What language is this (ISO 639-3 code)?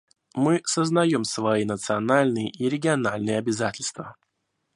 rus